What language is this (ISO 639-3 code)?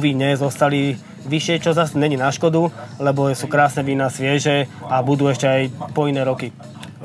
slk